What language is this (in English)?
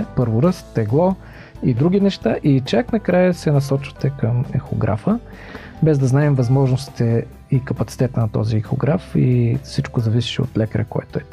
Bulgarian